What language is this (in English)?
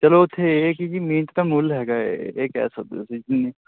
Punjabi